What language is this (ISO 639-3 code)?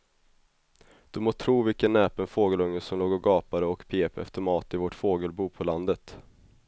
swe